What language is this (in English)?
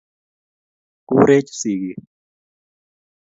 Kalenjin